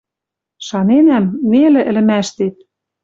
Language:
Western Mari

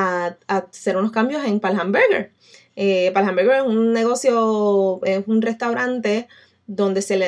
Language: Spanish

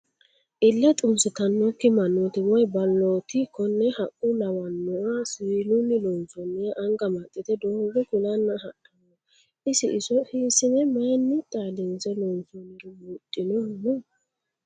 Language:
Sidamo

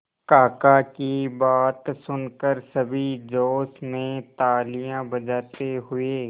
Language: Hindi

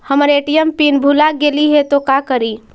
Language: Magahi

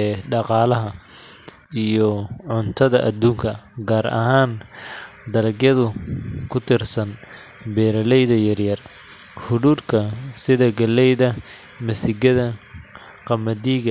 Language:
Somali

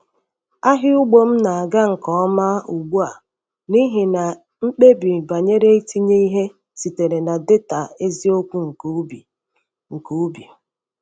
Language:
Igbo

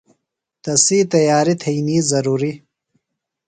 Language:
Phalura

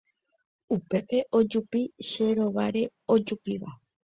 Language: Guarani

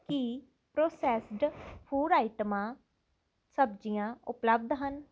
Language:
Punjabi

